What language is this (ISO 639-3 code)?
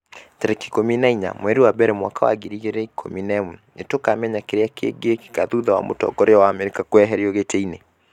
kik